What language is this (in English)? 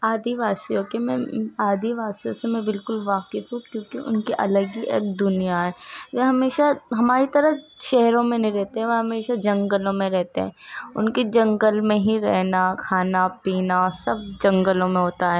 Urdu